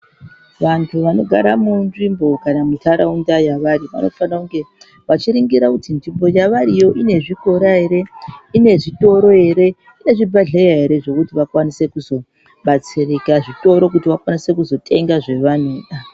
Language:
Ndau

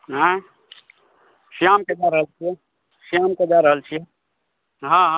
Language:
Maithili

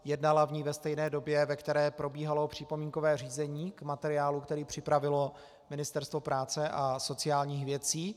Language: Czech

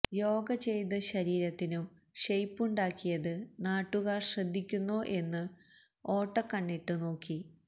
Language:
Malayalam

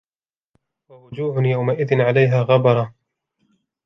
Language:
Arabic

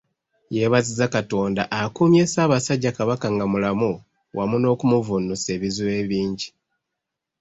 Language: Ganda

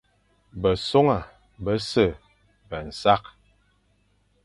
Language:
Fang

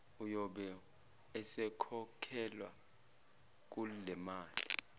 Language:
Zulu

